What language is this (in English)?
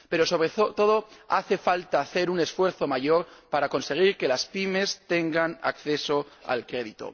Spanish